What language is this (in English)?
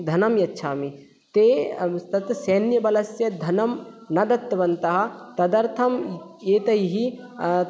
Sanskrit